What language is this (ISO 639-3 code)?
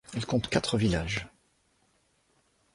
fra